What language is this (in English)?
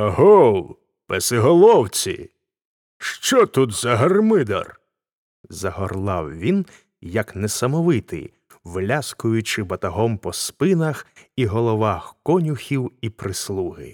Ukrainian